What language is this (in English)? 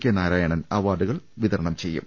Malayalam